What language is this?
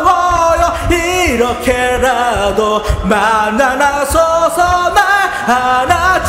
Korean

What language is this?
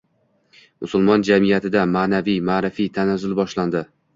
Uzbek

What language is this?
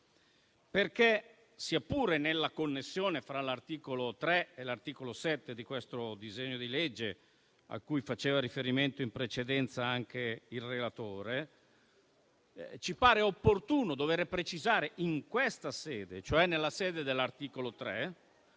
Italian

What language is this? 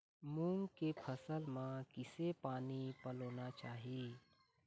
Chhattisgarhi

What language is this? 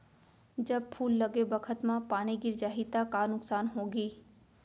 Chhattisgarhi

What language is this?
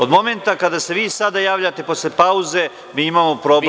Serbian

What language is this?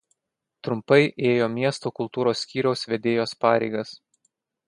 Lithuanian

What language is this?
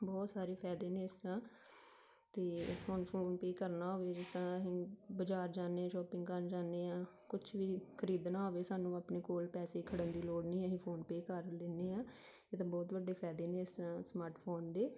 Punjabi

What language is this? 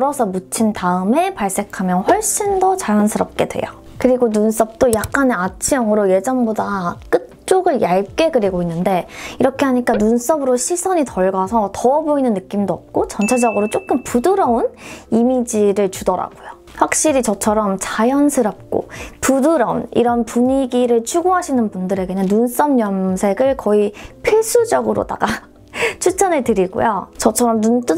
Korean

